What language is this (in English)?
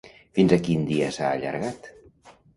Catalan